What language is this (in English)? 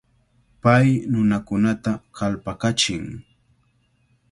Cajatambo North Lima Quechua